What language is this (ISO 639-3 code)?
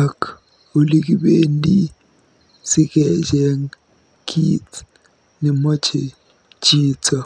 kln